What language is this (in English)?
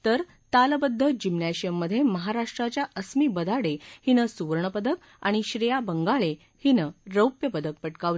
Marathi